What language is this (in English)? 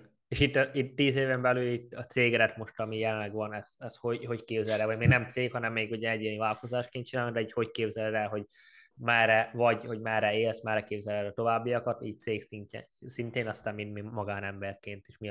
Hungarian